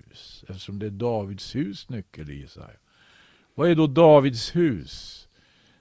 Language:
Swedish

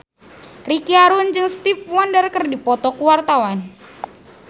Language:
Sundanese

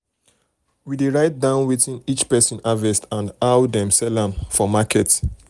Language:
Nigerian Pidgin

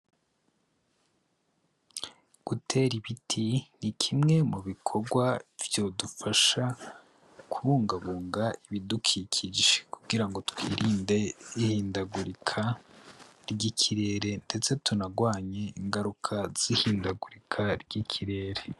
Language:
Rundi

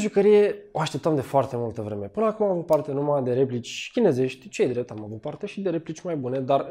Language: Romanian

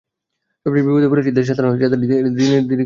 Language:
Bangla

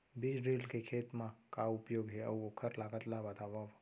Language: Chhattisgarhi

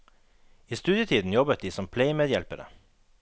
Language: Norwegian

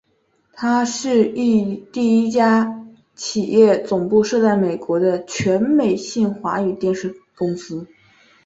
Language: Chinese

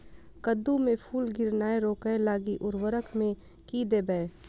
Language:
Maithili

